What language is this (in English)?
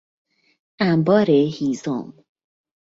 Persian